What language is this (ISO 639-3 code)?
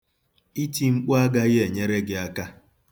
ibo